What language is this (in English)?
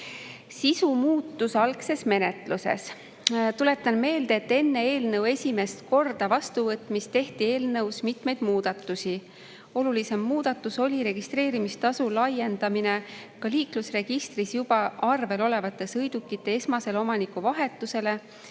Estonian